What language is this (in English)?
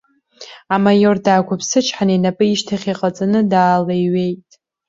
Abkhazian